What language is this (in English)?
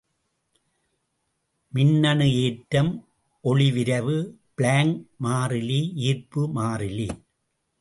Tamil